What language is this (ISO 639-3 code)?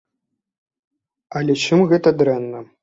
bel